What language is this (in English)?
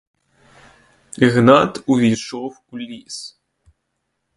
Ukrainian